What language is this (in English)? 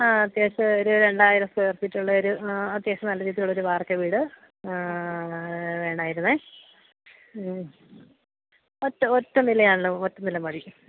Malayalam